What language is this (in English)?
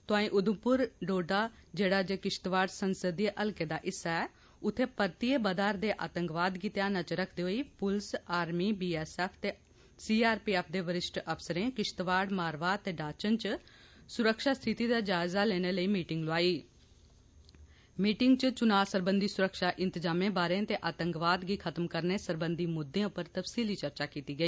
Dogri